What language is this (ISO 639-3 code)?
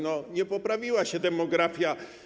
pol